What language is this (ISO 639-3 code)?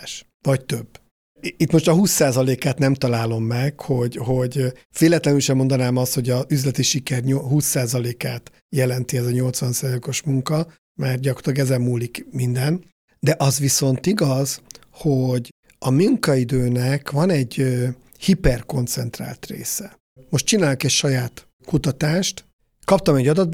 hun